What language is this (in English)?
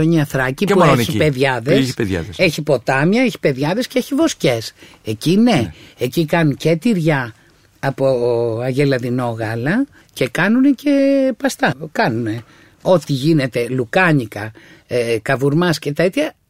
Greek